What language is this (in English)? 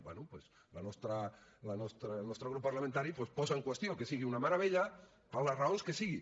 Catalan